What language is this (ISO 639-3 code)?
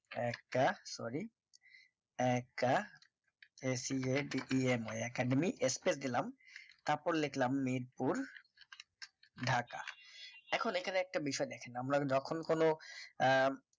ben